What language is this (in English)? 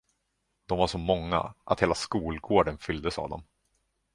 Swedish